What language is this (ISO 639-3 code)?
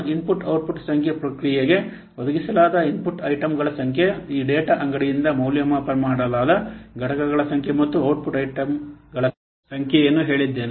kan